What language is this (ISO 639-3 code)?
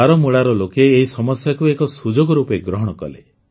ori